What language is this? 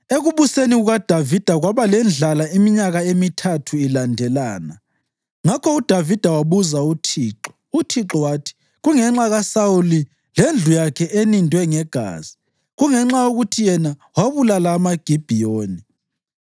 North Ndebele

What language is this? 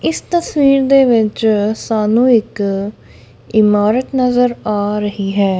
Punjabi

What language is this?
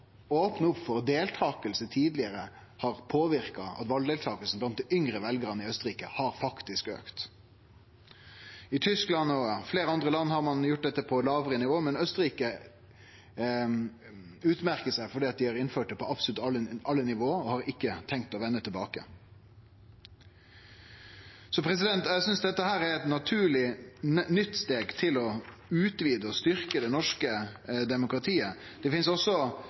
Norwegian Nynorsk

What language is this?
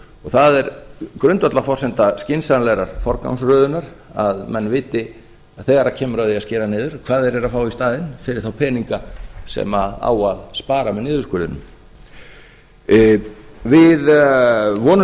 Icelandic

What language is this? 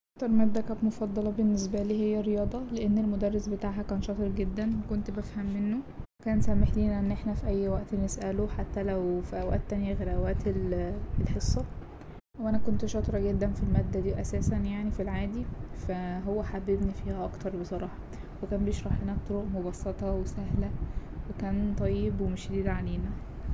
Egyptian Arabic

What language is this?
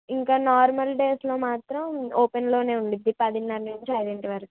Telugu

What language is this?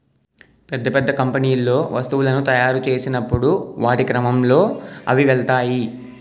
Telugu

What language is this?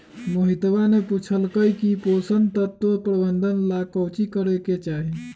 Magahi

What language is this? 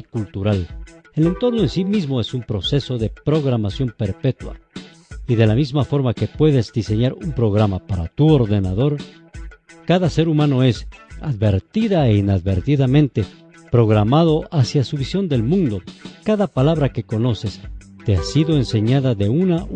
Spanish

